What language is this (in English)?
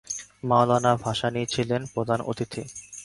Bangla